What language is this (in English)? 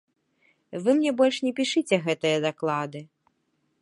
Belarusian